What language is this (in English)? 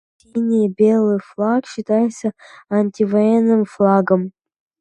Russian